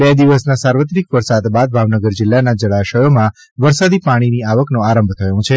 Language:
Gujarati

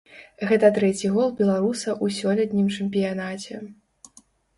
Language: Belarusian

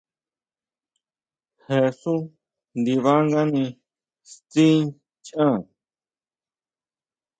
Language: Huautla Mazatec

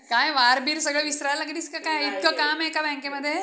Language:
Marathi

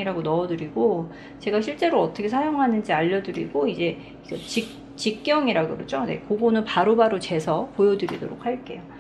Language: Korean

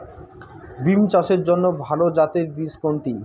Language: Bangla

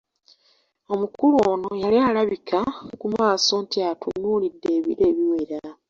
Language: Ganda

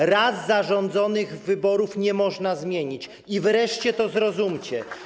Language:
Polish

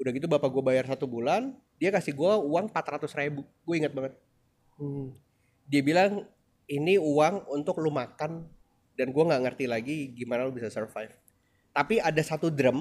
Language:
Indonesian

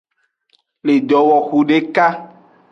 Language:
Aja (Benin)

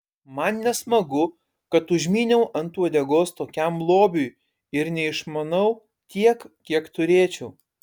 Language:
Lithuanian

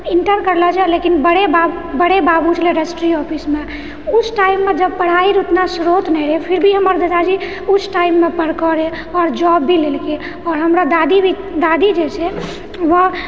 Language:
Maithili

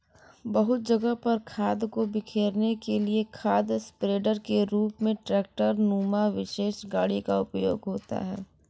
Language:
Hindi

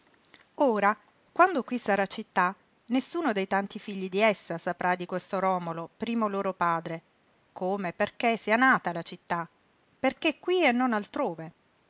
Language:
Italian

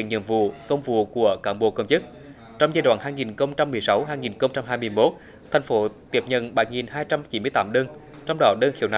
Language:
Vietnamese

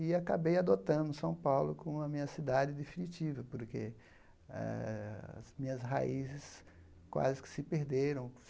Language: Portuguese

